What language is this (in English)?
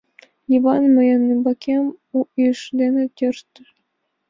Mari